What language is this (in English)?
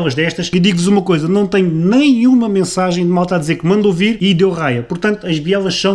Portuguese